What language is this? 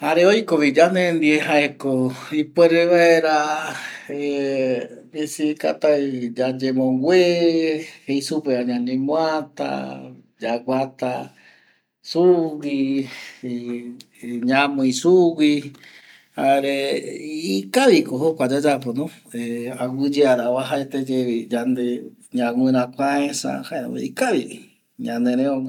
Eastern Bolivian Guaraní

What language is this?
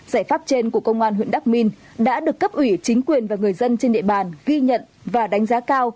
Vietnamese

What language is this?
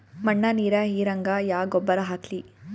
Kannada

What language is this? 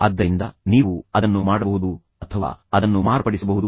Kannada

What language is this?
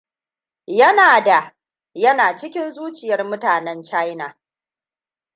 Hausa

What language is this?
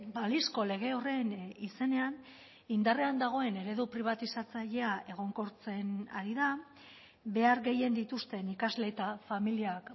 Basque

